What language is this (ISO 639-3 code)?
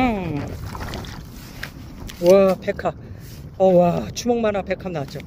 kor